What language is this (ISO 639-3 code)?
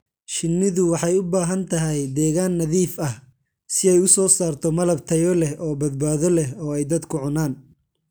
som